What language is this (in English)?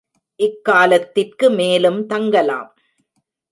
Tamil